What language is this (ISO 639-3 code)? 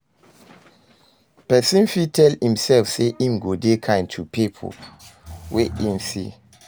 pcm